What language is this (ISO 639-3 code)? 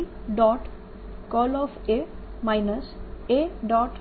guj